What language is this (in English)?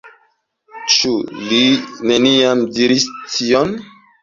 Esperanto